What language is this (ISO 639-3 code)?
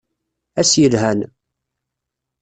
kab